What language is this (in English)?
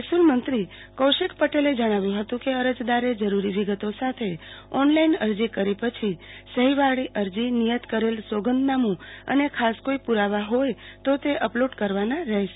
Gujarati